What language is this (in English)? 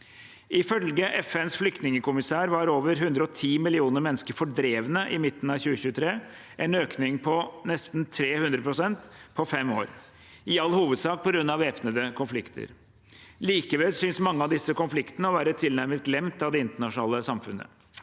Norwegian